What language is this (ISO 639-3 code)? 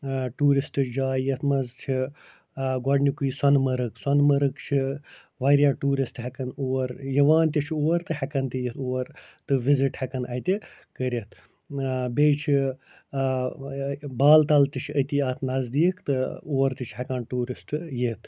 kas